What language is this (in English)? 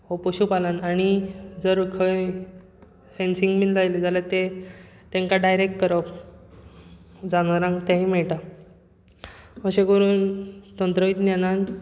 Konkani